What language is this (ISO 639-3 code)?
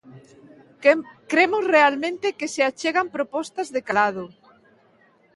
glg